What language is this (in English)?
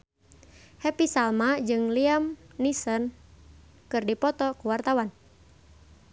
Sundanese